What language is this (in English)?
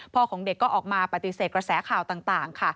Thai